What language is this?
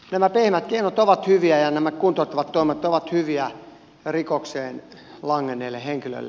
Finnish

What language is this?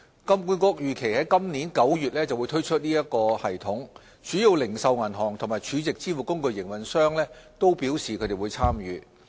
Cantonese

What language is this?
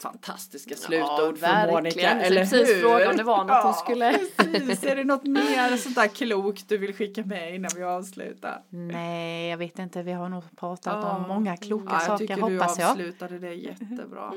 Swedish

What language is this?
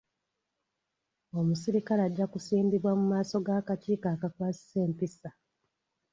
Ganda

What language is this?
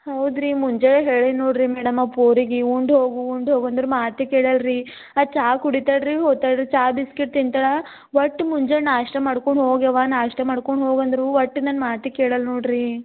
Kannada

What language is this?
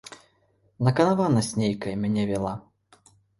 Belarusian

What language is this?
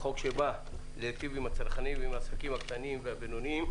Hebrew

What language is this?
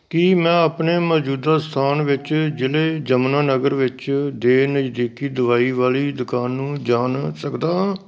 Punjabi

